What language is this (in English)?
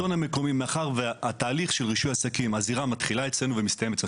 Hebrew